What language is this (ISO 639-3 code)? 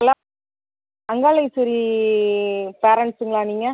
tam